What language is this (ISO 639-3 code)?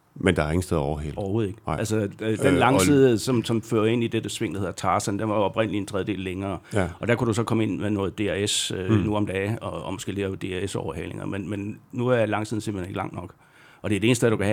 dan